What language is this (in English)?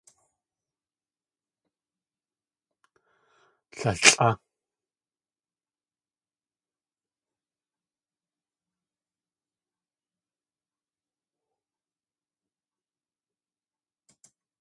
Tlingit